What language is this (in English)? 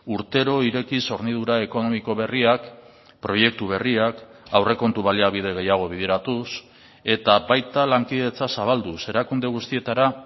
Basque